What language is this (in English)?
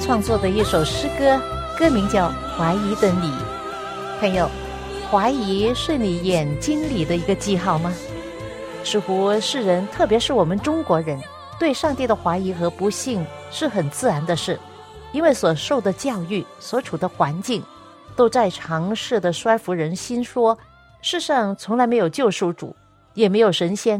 Chinese